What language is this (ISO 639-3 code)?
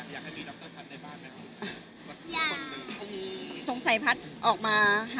tha